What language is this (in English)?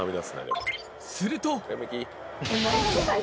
Japanese